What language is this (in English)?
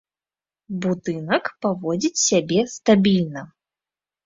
Belarusian